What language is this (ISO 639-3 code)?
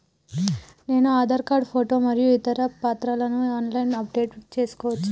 tel